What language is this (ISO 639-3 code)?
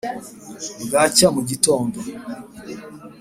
kin